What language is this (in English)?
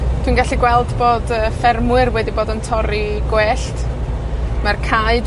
Welsh